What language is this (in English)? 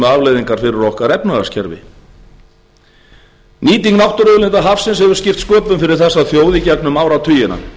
Icelandic